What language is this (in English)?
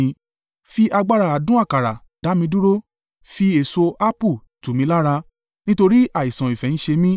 Yoruba